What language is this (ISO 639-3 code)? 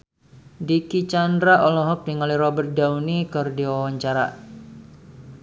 sun